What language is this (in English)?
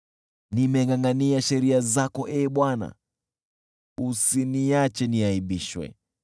Swahili